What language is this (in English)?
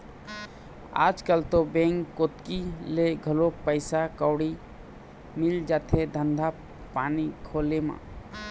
Chhattisgarhi